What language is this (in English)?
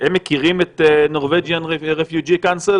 Hebrew